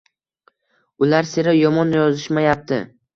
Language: Uzbek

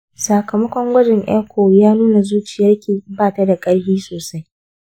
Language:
Hausa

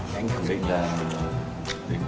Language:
Vietnamese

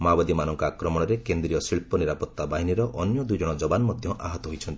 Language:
Odia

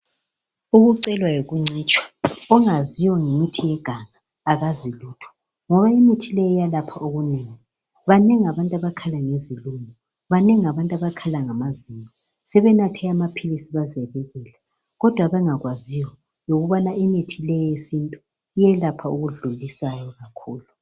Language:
North Ndebele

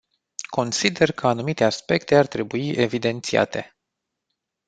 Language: Romanian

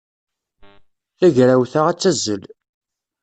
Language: Kabyle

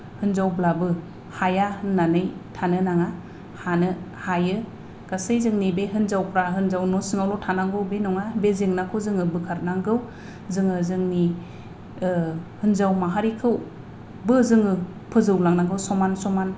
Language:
Bodo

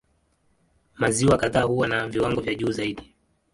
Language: Swahili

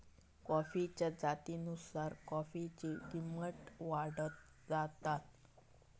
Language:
Marathi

